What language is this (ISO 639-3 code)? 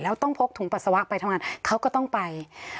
tha